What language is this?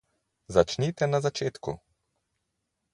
Slovenian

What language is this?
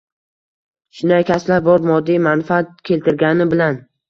Uzbek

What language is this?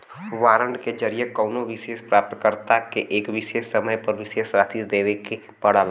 Bhojpuri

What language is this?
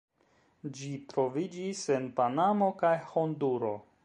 Esperanto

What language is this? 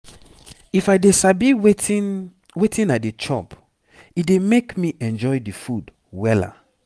Nigerian Pidgin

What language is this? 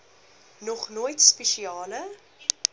Afrikaans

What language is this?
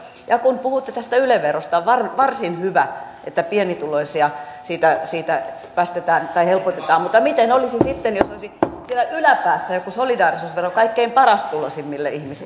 Finnish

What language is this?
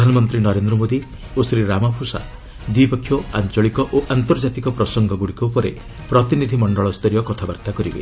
Odia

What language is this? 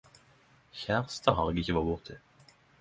Norwegian Nynorsk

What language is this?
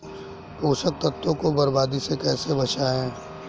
Hindi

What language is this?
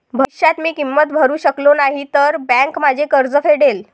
Marathi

